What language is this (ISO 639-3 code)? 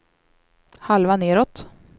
swe